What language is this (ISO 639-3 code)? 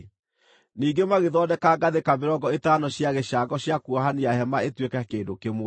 kik